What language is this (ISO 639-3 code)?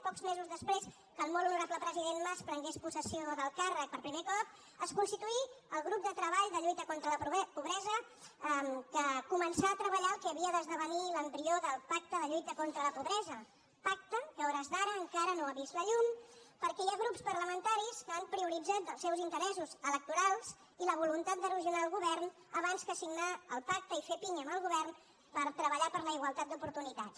cat